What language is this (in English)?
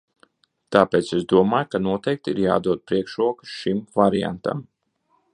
Latvian